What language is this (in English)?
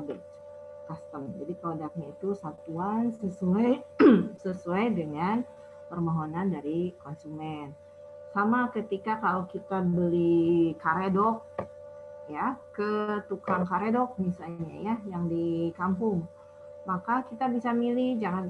Indonesian